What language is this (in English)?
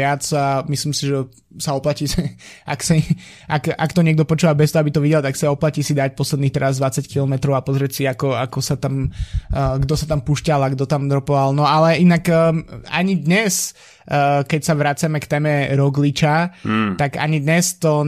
Slovak